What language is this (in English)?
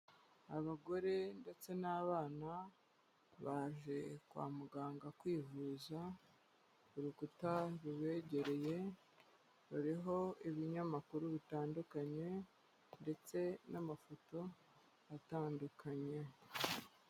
Kinyarwanda